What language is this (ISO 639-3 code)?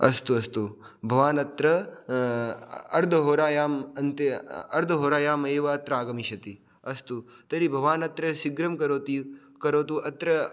san